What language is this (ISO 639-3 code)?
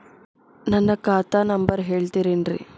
kan